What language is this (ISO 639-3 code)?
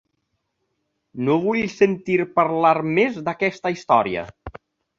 cat